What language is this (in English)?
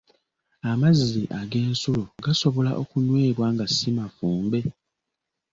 Ganda